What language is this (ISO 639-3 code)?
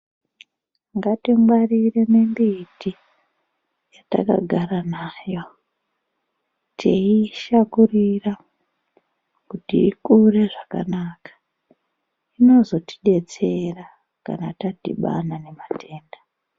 ndc